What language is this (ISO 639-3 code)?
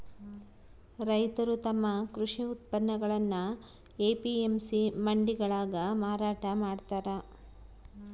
kan